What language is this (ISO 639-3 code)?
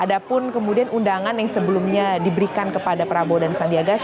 ind